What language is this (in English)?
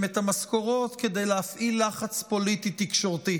Hebrew